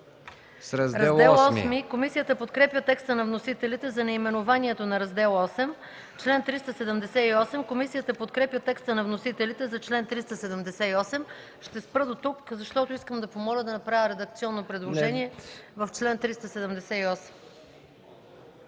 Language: Bulgarian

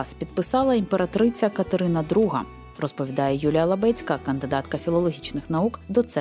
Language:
Ukrainian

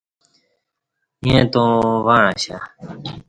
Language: Kati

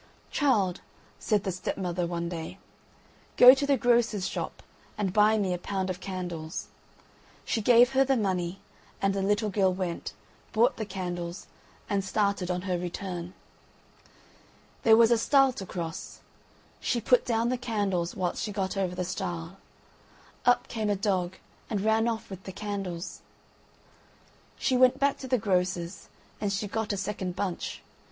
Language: English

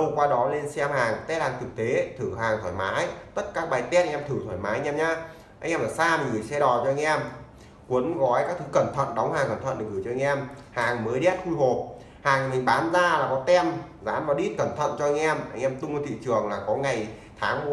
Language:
Vietnamese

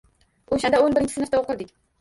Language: Uzbek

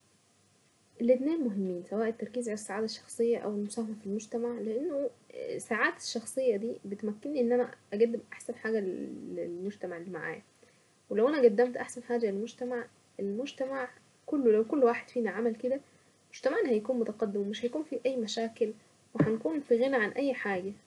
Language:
Saidi Arabic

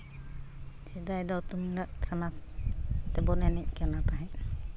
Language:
Santali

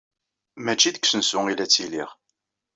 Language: Kabyle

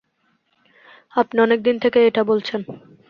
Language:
Bangla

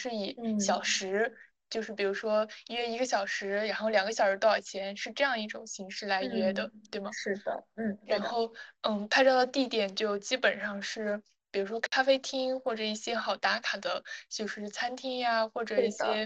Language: Chinese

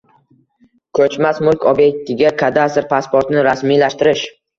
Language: Uzbek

